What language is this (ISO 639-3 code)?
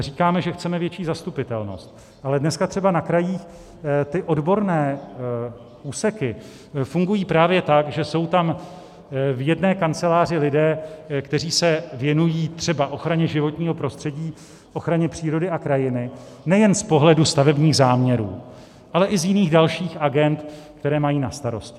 ces